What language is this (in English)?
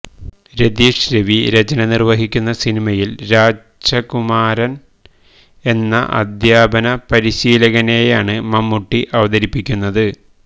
Malayalam